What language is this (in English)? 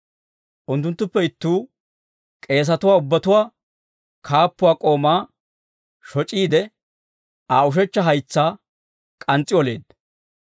Dawro